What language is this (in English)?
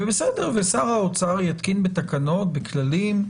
Hebrew